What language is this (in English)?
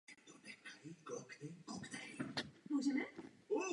Czech